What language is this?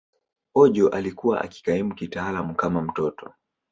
Swahili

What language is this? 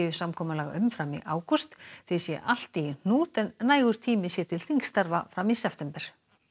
Icelandic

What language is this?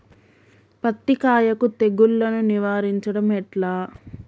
Telugu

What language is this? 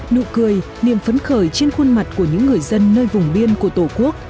Vietnamese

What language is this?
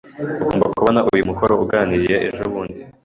Kinyarwanda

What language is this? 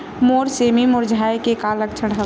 Chhattisgarhi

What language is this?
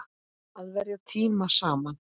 Icelandic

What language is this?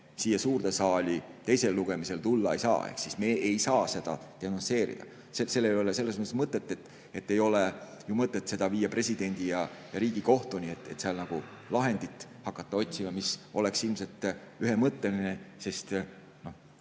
Estonian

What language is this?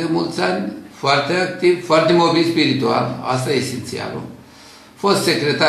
Romanian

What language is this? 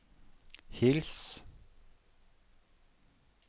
Norwegian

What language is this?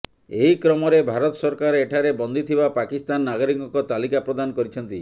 Odia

